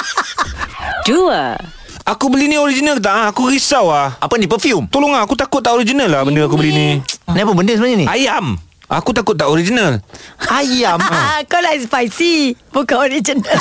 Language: Malay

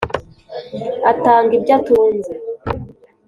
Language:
Kinyarwanda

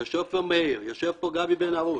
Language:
Hebrew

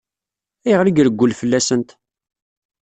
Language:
Kabyle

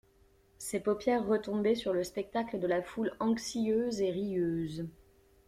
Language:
French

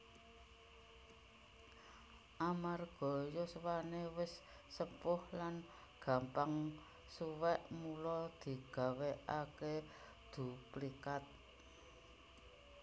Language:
Javanese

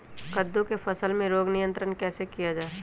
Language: Magahi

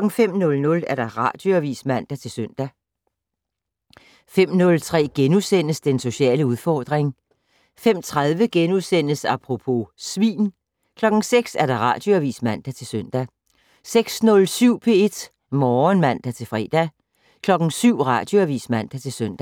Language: Danish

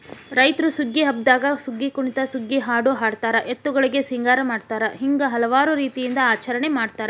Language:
Kannada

